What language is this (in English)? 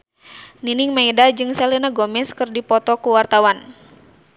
Sundanese